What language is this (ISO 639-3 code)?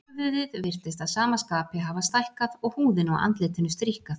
isl